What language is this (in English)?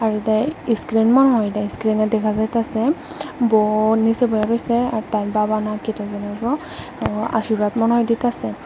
Bangla